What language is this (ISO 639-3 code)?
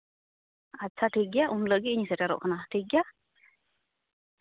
sat